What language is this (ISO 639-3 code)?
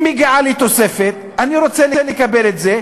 heb